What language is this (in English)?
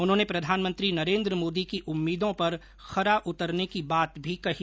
Hindi